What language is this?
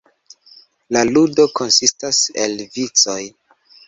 Esperanto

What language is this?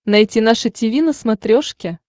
Russian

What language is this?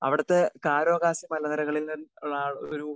Malayalam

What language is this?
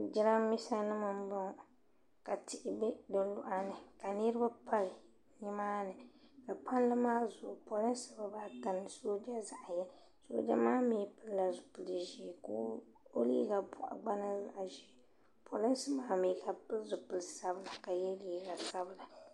Dagbani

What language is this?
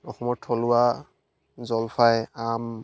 Assamese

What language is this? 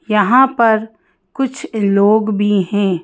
Hindi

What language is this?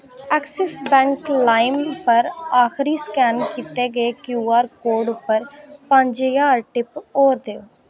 Dogri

